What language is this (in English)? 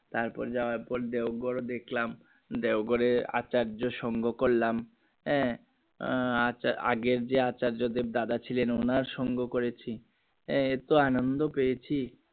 Bangla